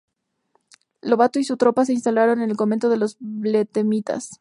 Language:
Spanish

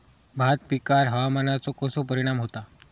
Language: Marathi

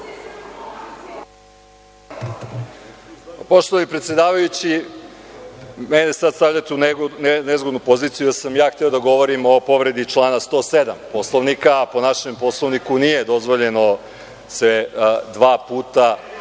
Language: Serbian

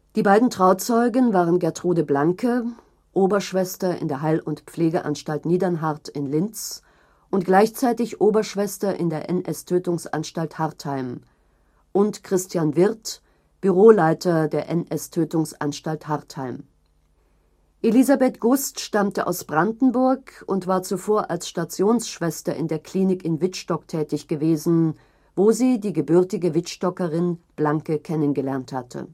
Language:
German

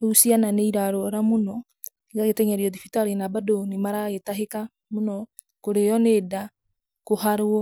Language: Kikuyu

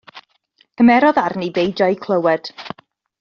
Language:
Welsh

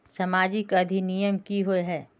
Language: Magahi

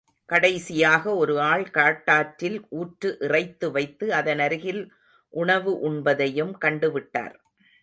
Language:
Tamil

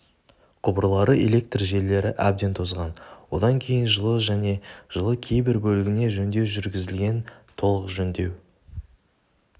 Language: Kazakh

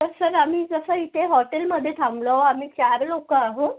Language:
Marathi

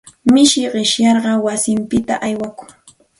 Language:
Santa Ana de Tusi Pasco Quechua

